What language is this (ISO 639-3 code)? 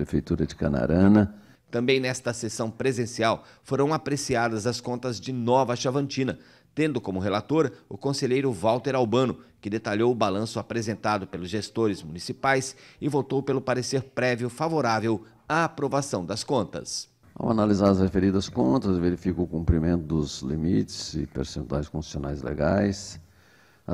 por